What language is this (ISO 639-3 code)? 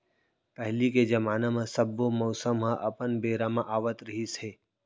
hne